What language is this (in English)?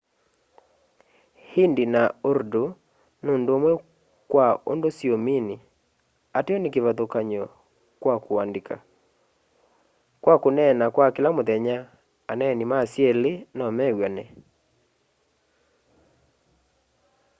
Kamba